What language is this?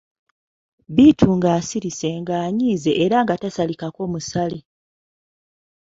Ganda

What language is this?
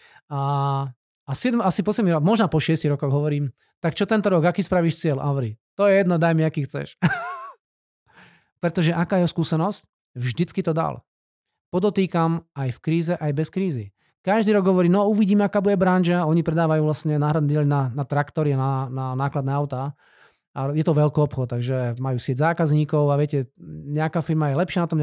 Slovak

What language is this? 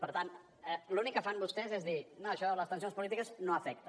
Catalan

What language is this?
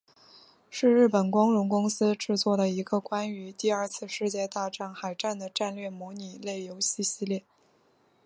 Chinese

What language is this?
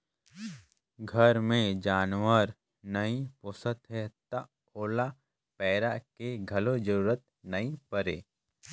Chhattisgarhi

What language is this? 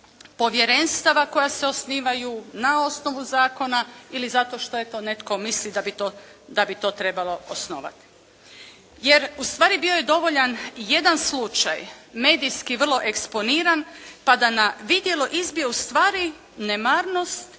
Croatian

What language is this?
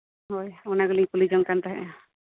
Santali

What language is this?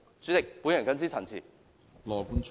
Cantonese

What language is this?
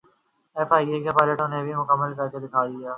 Urdu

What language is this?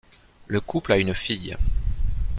French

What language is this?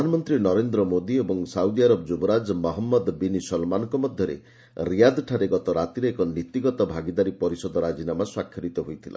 Odia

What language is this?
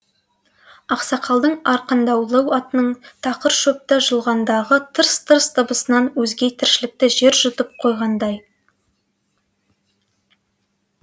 Kazakh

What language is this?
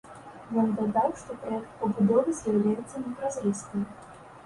Belarusian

